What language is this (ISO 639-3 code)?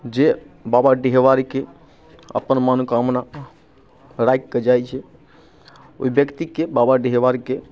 mai